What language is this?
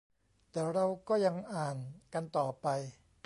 Thai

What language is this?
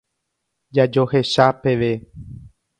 Guarani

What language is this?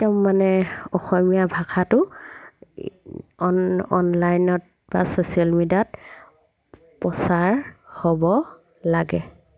Assamese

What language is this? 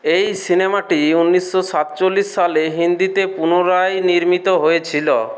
Bangla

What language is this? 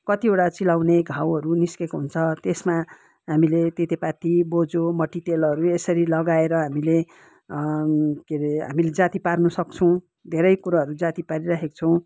Nepali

